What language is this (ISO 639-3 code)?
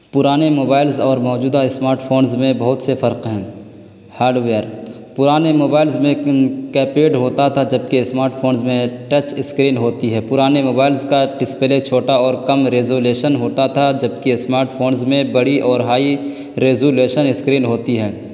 urd